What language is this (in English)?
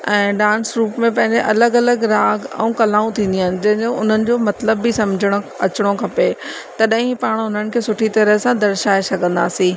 Sindhi